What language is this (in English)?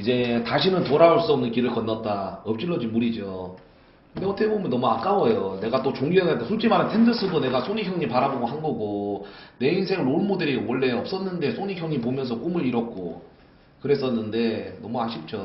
Korean